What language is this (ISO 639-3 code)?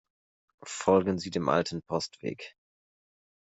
deu